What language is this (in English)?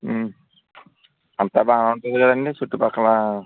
Telugu